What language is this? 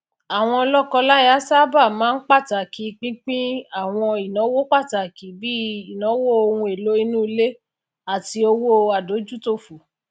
Yoruba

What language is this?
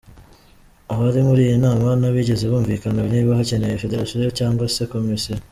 Kinyarwanda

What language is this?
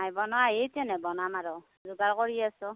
Assamese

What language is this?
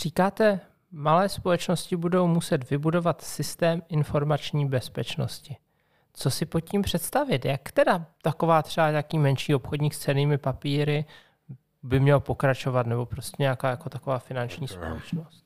Czech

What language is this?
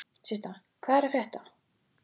Icelandic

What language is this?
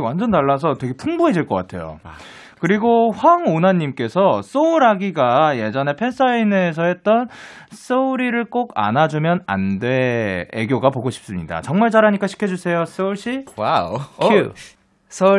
Korean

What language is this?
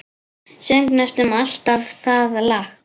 Icelandic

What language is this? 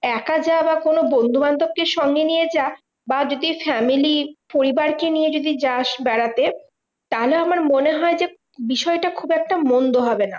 Bangla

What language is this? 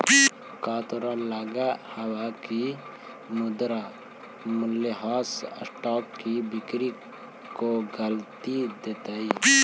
Magahi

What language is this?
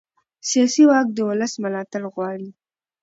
Pashto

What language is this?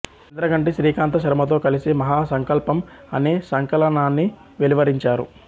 Telugu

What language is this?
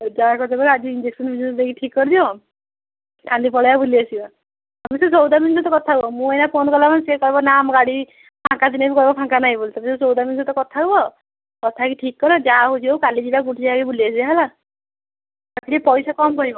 Odia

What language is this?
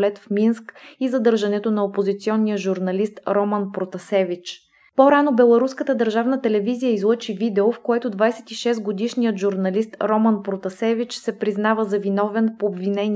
Bulgarian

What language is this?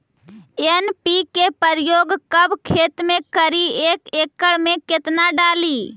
Magahi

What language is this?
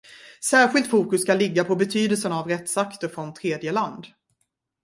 Swedish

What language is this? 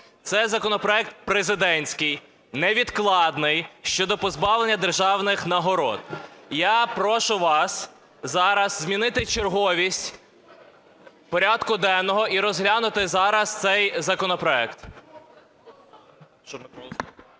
Ukrainian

